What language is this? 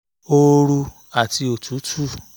Yoruba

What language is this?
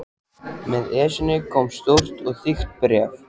Icelandic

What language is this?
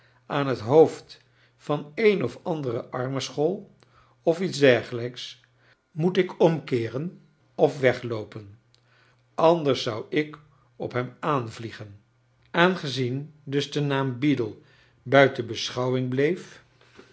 Dutch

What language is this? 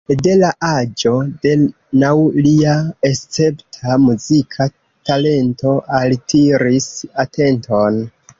Esperanto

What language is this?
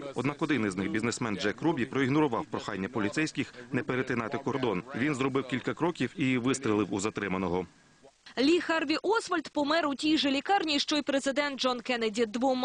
Ukrainian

